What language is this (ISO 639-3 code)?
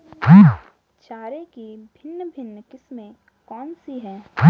hin